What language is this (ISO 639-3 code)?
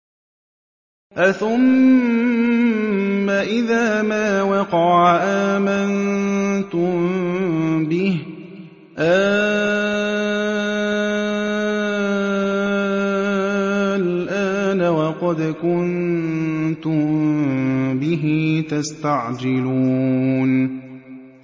ara